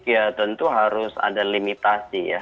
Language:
Indonesian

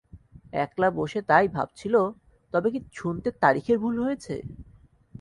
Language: Bangla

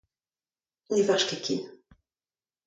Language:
Breton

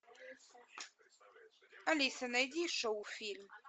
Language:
Russian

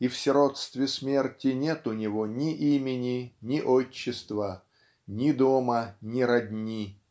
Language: Russian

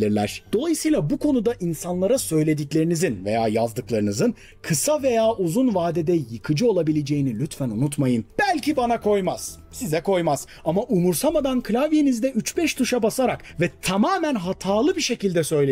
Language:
Turkish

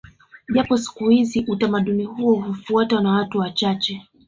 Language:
Swahili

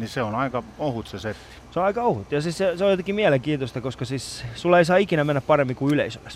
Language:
Finnish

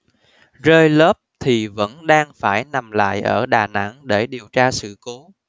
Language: Vietnamese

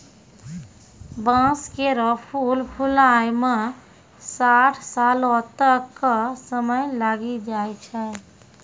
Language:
Maithili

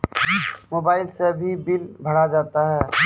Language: Maithili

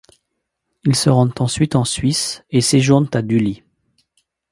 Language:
French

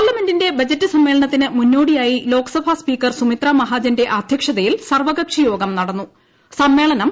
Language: Malayalam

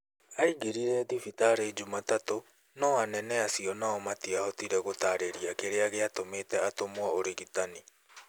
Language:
Kikuyu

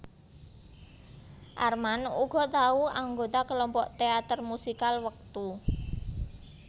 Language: Javanese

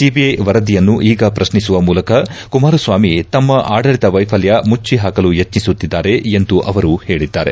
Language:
Kannada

